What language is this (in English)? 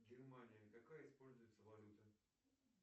Russian